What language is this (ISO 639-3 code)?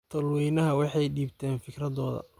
som